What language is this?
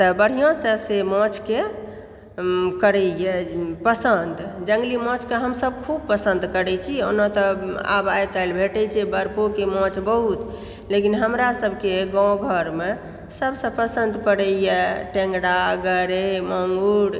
Maithili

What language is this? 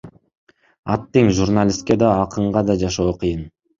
Kyrgyz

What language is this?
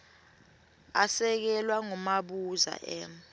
Swati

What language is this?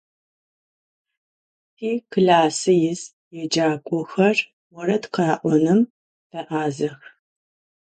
Adyghe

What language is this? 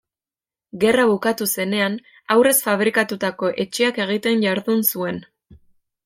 Basque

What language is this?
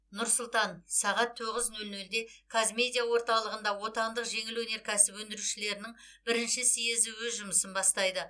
Kazakh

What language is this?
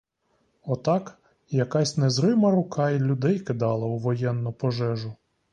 Ukrainian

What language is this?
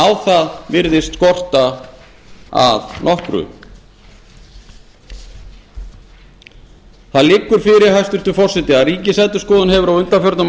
Icelandic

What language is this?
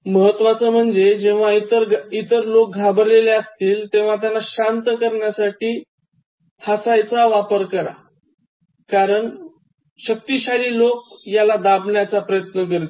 Marathi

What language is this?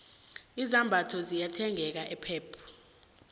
South Ndebele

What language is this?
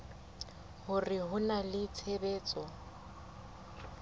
Southern Sotho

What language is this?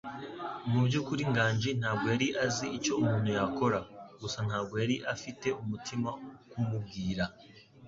Kinyarwanda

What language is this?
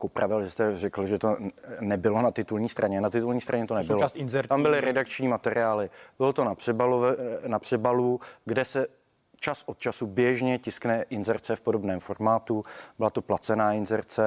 Czech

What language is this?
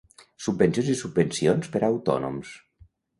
Catalan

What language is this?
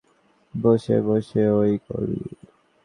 Bangla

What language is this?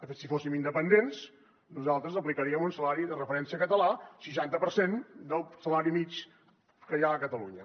Catalan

